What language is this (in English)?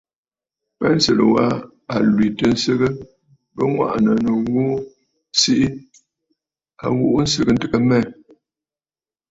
Bafut